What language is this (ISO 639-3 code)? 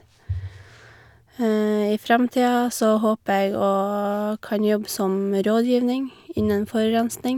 nor